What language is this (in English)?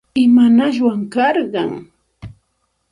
Santa Ana de Tusi Pasco Quechua